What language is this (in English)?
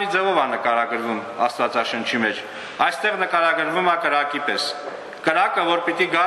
Romanian